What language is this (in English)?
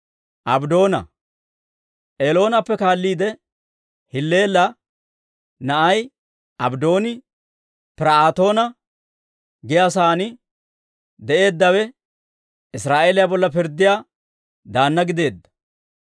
Dawro